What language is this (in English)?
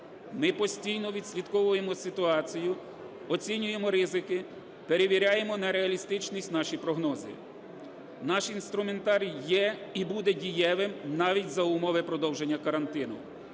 Ukrainian